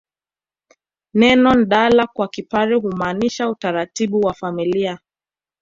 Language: Swahili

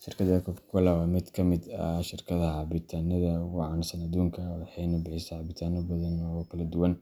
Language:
Somali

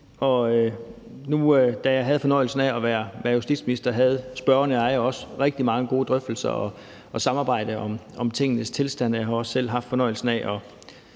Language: Danish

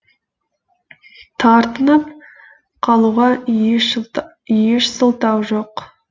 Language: Kazakh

